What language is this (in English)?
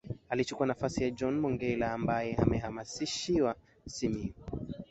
Swahili